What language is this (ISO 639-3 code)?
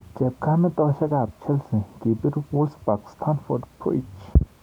kln